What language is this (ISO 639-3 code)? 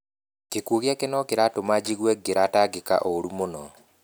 kik